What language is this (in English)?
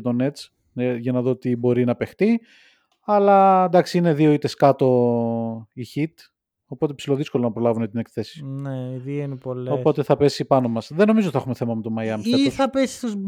Greek